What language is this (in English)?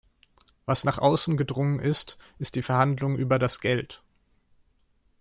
German